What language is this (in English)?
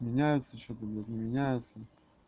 Russian